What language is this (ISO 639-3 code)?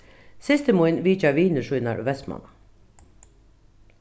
fao